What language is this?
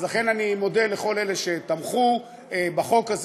Hebrew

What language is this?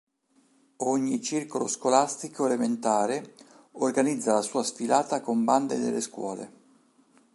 Italian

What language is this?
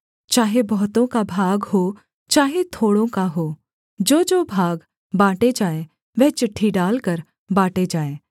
Hindi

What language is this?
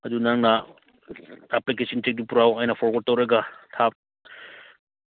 Manipuri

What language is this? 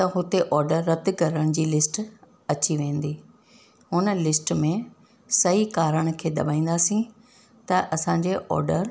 Sindhi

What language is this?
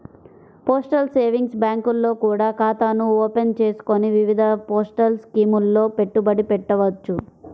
Telugu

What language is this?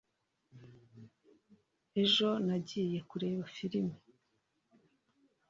Kinyarwanda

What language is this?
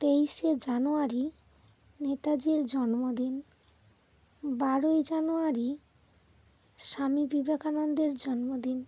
Bangla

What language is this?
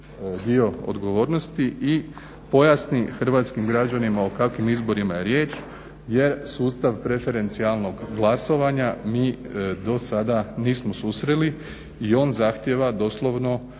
Croatian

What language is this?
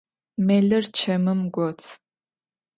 Adyghe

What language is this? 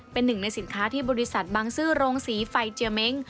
Thai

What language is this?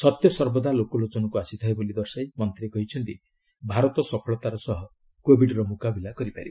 Odia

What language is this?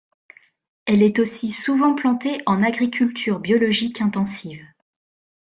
French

